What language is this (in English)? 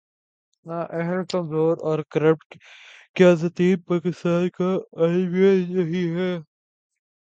Urdu